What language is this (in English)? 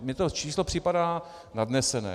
Czech